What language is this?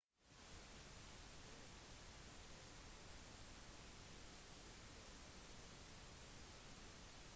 Norwegian Bokmål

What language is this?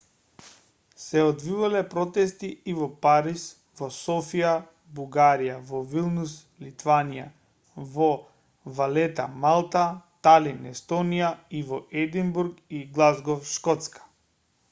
Macedonian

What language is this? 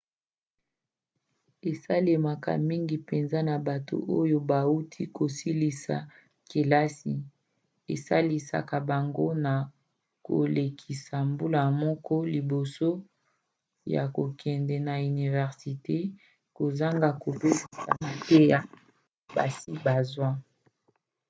Lingala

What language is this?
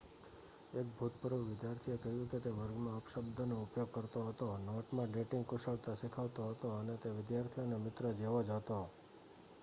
Gujarati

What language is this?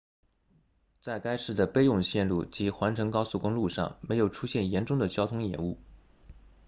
Chinese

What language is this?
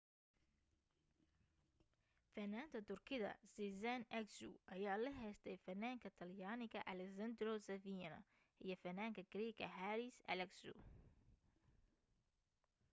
Somali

